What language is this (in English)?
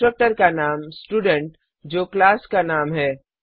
Hindi